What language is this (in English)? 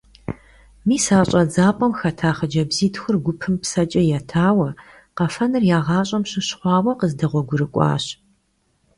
Kabardian